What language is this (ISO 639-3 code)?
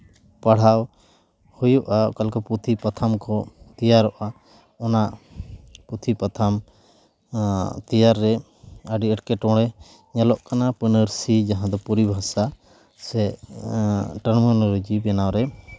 sat